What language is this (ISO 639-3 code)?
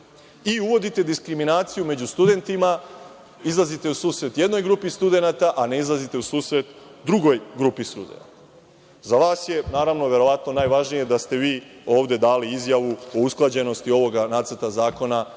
srp